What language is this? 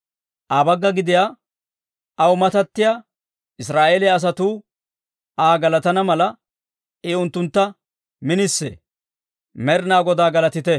Dawro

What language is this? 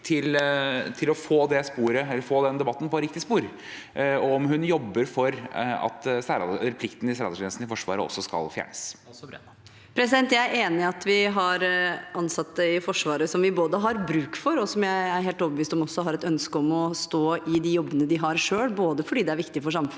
Norwegian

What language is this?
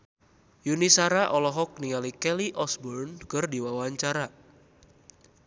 Sundanese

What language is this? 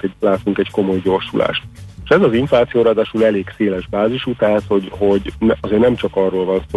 Hungarian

